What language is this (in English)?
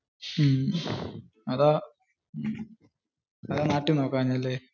Malayalam